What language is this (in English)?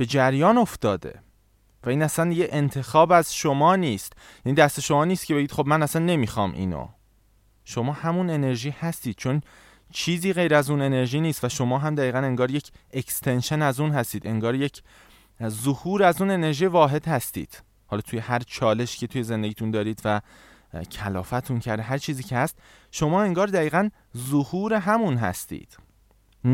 Persian